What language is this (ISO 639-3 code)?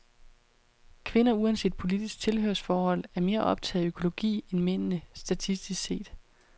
dan